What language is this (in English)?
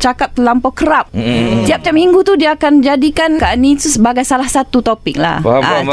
Malay